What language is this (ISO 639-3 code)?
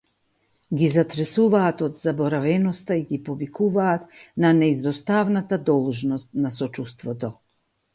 mkd